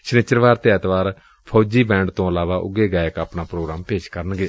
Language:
Punjabi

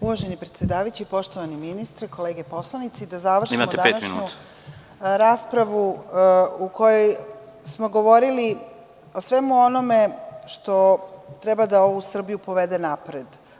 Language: Serbian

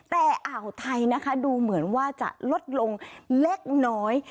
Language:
Thai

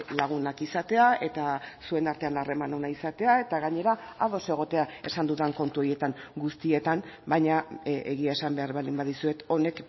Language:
Basque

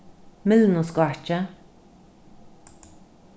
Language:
Faroese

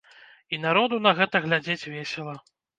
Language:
Belarusian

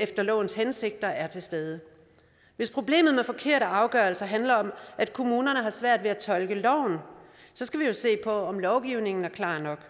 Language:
Danish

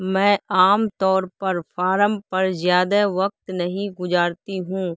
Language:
Urdu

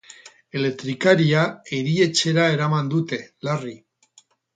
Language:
Basque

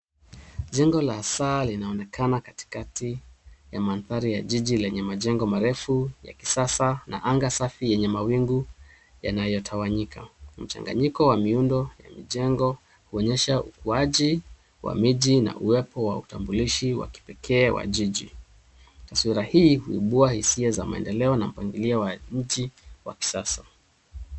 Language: Swahili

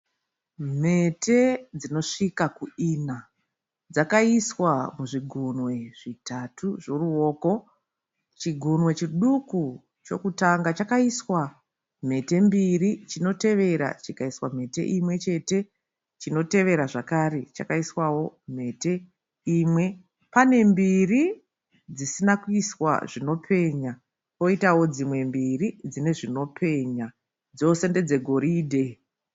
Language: Shona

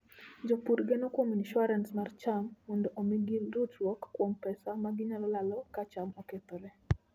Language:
Luo (Kenya and Tanzania)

